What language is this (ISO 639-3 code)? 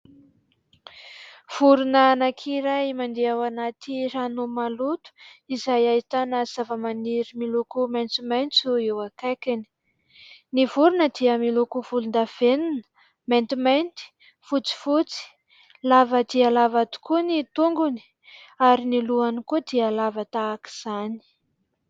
mlg